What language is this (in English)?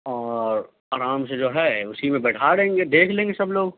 Urdu